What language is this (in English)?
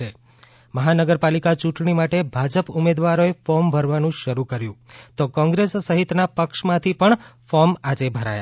Gujarati